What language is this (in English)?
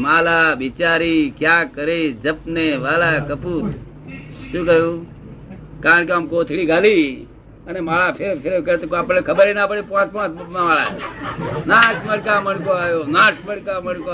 Gujarati